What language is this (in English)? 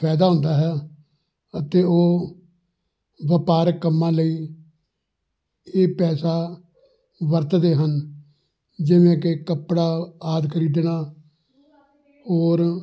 Punjabi